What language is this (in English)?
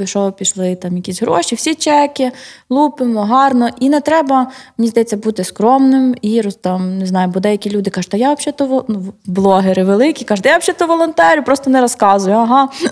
Ukrainian